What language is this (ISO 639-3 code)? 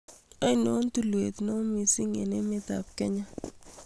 kln